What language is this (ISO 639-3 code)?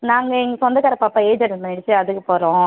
tam